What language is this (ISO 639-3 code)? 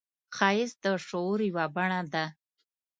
pus